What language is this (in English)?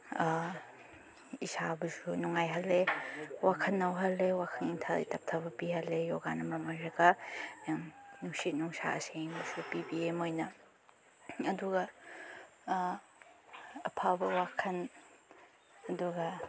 Manipuri